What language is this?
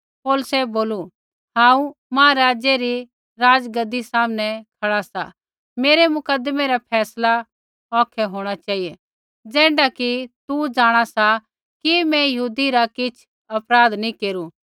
Kullu Pahari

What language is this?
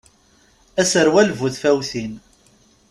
Kabyle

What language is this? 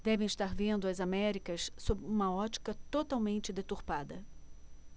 Portuguese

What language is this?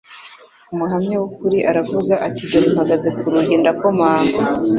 Kinyarwanda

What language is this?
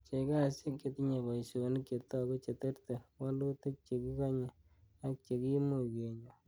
Kalenjin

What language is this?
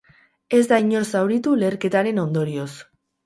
Basque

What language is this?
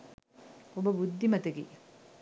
Sinhala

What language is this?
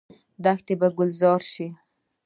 Pashto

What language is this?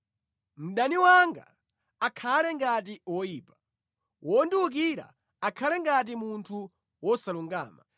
Nyanja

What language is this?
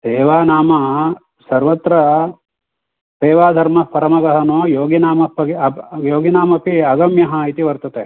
Sanskrit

